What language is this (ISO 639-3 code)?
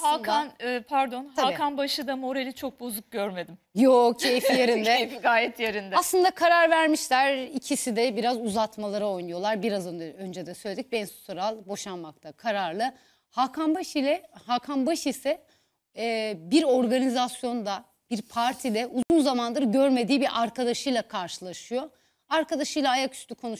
tur